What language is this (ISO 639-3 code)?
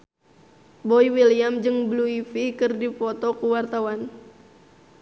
sun